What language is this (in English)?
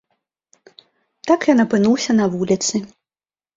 Belarusian